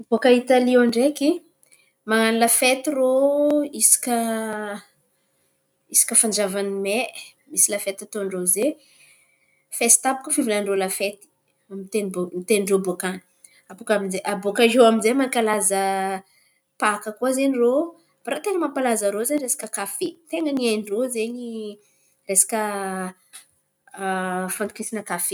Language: Antankarana Malagasy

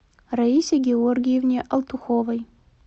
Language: Russian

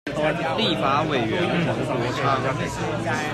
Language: Chinese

